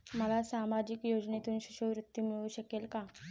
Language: Marathi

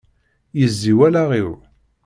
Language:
Kabyle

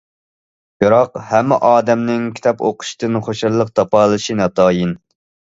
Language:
Uyghur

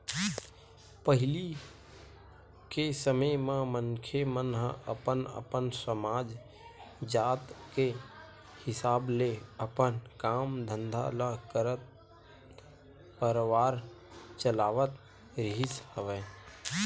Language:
Chhattisgarhi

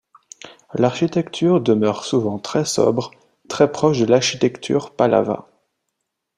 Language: French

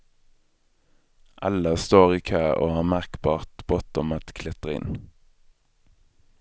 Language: Swedish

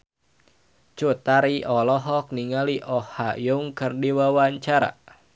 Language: Sundanese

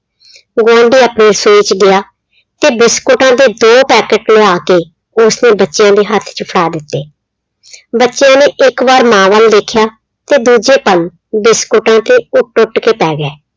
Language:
Punjabi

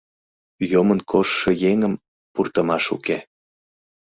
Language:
Mari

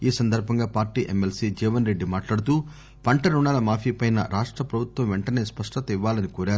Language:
Telugu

